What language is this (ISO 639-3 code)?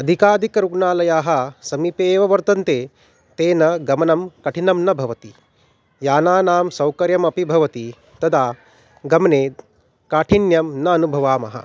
san